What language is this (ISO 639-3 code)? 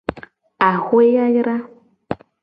gej